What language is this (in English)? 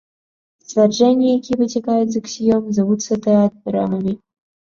Belarusian